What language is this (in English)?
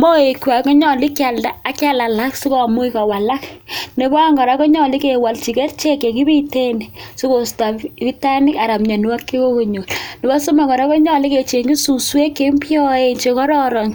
Kalenjin